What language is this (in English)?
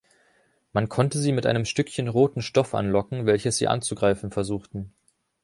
German